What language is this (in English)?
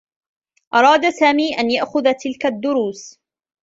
Arabic